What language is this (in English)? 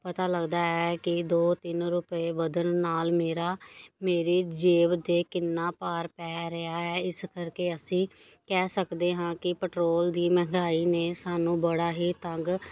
Punjabi